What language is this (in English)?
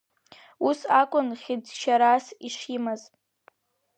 Abkhazian